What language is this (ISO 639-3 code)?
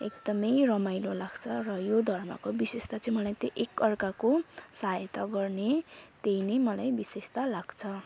nep